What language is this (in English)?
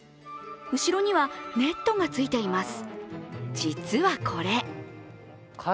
Japanese